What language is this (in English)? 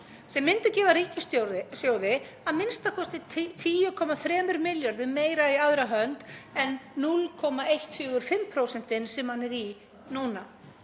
Icelandic